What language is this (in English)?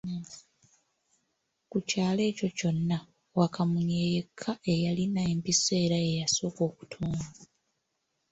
Ganda